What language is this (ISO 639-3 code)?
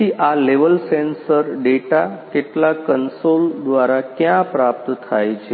guj